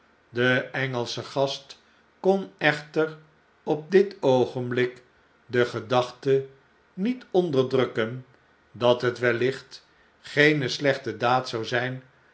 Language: Dutch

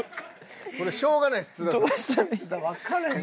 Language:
Japanese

